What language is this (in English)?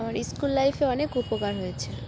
Bangla